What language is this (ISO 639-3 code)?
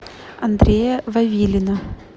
rus